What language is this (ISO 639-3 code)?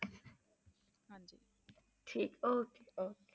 pan